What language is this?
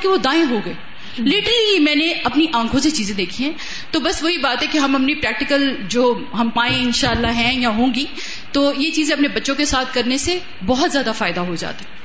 Urdu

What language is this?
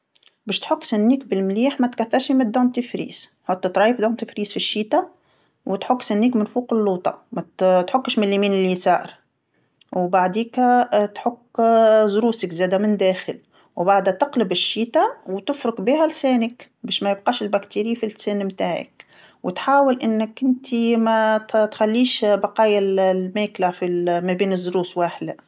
Tunisian Arabic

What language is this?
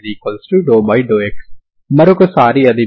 Telugu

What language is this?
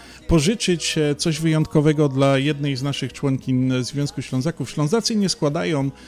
Polish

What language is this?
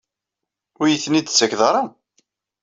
Kabyle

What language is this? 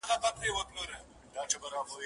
Pashto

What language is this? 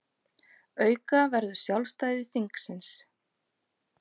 Icelandic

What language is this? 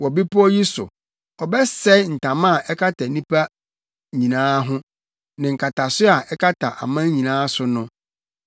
Akan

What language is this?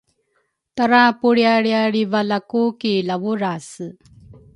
Rukai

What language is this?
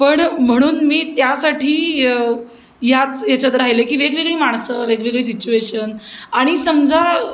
Marathi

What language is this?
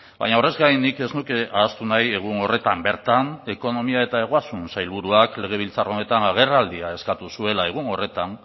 Basque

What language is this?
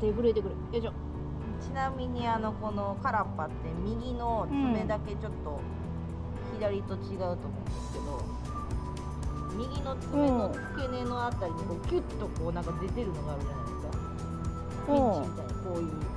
Japanese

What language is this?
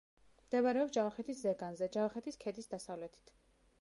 Georgian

